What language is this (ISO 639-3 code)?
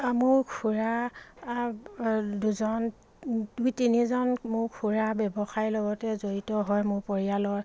asm